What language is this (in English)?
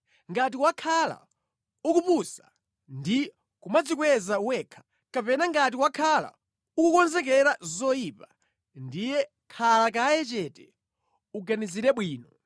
Nyanja